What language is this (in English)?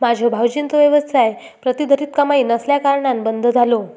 Marathi